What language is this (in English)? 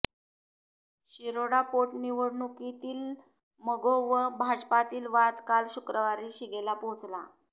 Marathi